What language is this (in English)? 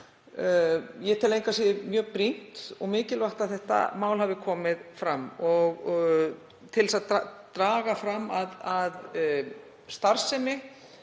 Icelandic